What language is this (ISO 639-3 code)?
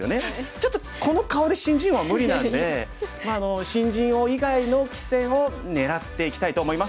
jpn